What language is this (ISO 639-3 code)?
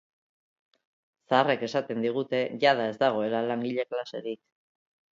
eus